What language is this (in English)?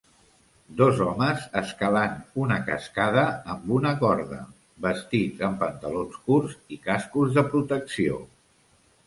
Catalan